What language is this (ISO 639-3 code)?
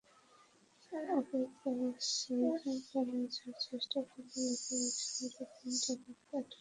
ben